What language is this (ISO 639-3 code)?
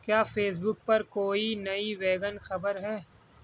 urd